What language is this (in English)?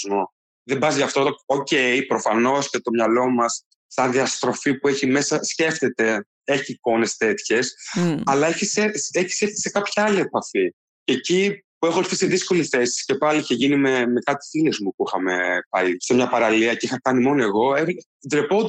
Greek